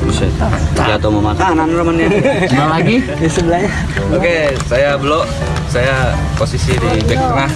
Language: Indonesian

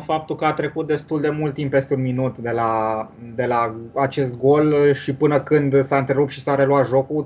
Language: Romanian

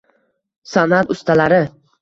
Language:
Uzbek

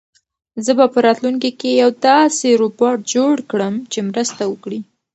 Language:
Pashto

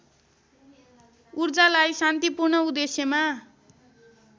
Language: Nepali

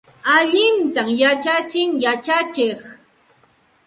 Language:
Santa Ana de Tusi Pasco Quechua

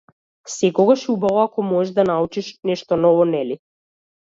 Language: Macedonian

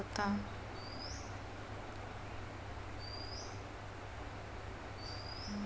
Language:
Marathi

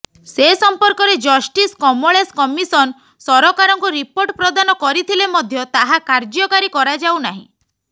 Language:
Odia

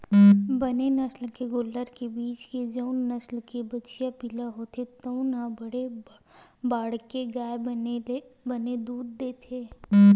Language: Chhattisgarhi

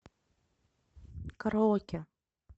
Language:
Russian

